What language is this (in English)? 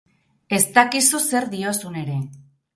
Basque